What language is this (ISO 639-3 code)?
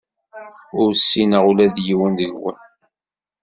kab